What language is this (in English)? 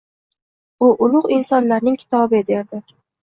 Uzbek